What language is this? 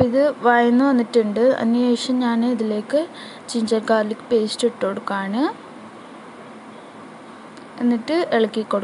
English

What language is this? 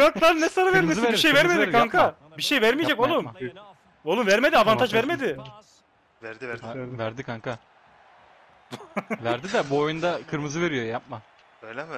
Turkish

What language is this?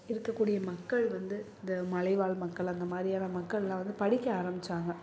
Tamil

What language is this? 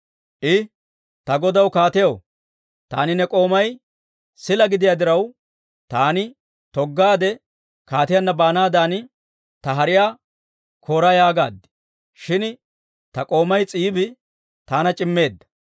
Dawro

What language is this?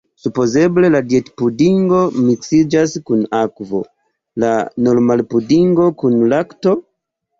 Esperanto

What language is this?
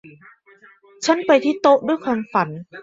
Thai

